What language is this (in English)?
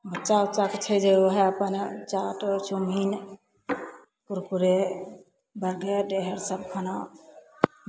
Maithili